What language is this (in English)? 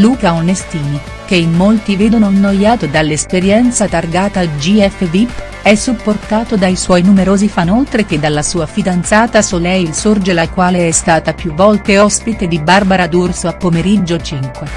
Italian